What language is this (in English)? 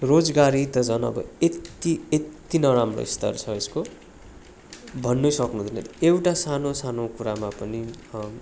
Nepali